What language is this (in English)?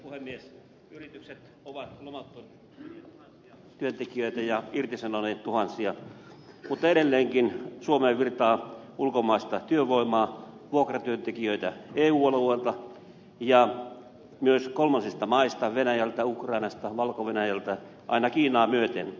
Finnish